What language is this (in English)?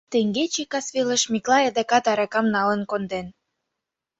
Mari